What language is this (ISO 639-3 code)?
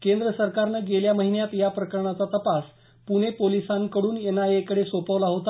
mar